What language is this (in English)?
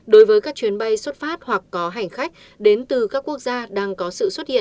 Vietnamese